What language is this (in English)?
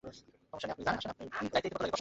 Bangla